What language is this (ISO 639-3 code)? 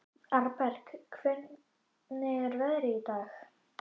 isl